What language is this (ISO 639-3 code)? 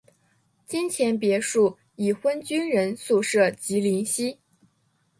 zho